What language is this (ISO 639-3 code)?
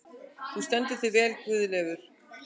isl